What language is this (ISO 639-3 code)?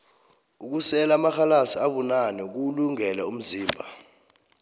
nbl